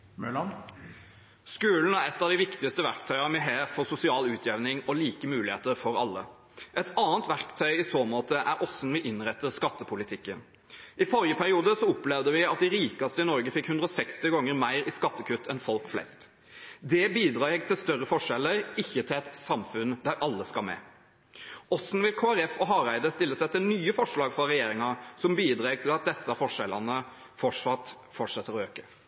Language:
Norwegian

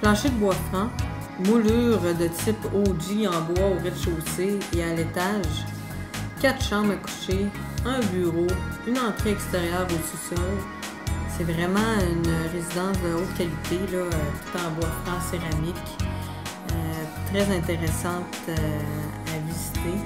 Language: French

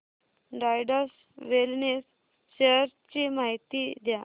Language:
Marathi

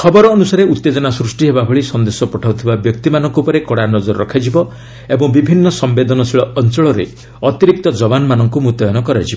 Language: Odia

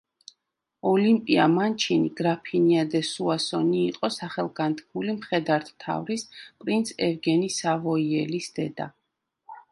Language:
Georgian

